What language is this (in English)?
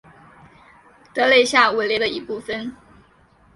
Chinese